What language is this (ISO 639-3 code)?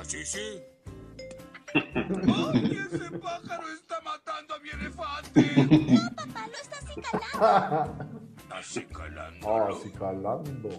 spa